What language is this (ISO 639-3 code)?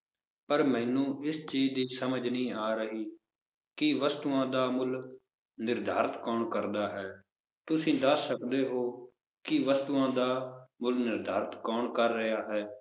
pan